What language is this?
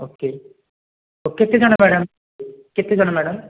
Odia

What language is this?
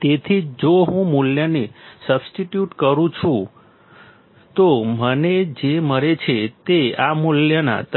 Gujarati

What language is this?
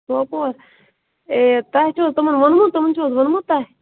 Kashmiri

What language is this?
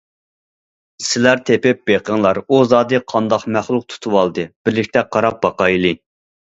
Uyghur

